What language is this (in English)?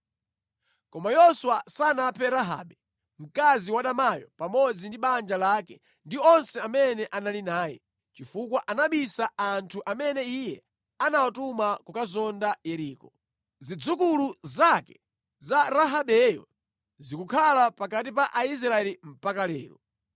Nyanja